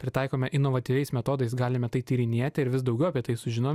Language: Lithuanian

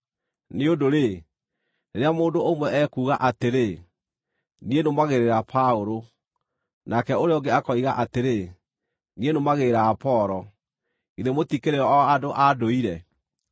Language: Kikuyu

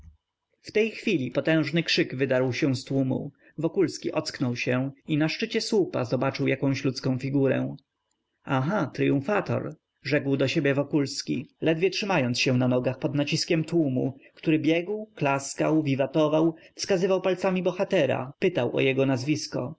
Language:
Polish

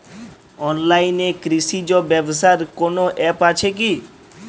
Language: Bangla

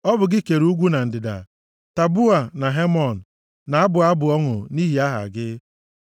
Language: Igbo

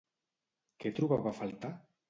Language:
Catalan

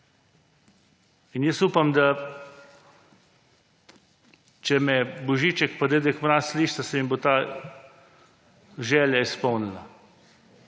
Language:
Slovenian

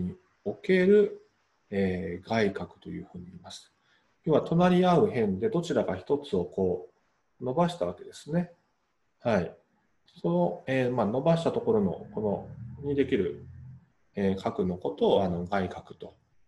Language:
Japanese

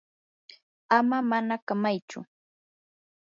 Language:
Yanahuanca Pasco Quechua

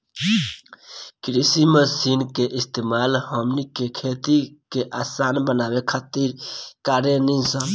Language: Bhojpuri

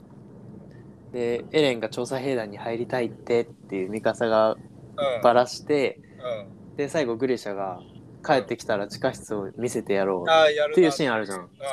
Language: Japanese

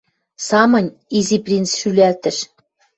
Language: Western Mari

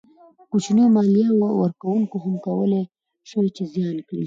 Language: Pashto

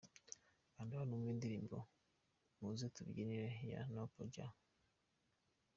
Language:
Kinyarwanda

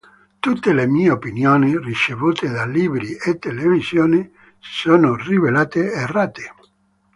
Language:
Italian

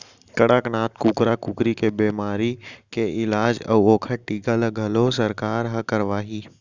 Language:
Chhattisgarhi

